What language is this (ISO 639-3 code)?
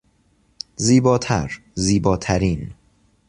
fas